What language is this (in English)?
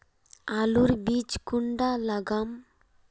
Magahi